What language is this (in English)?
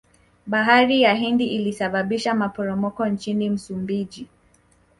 Swahili